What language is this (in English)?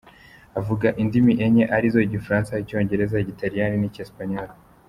Kinyarwanda